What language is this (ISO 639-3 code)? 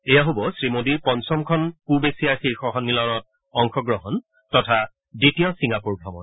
asm